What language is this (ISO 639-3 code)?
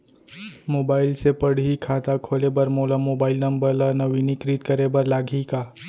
hne